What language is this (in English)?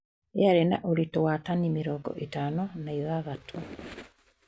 Kikuyu